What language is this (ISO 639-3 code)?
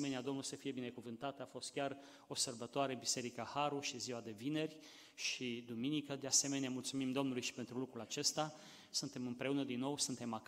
ron